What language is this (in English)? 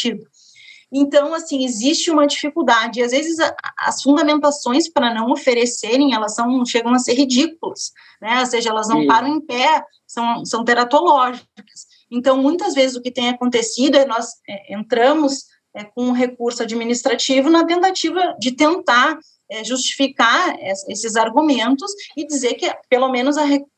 Portuguese